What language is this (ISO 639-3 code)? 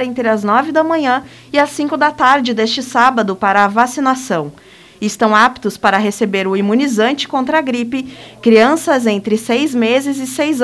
por